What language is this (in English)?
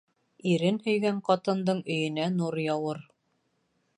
Bashkir